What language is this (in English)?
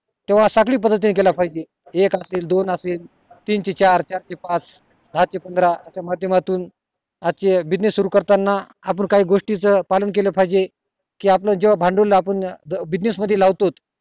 Marathi